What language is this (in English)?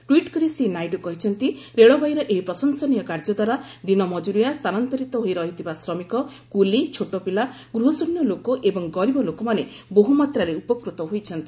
Odia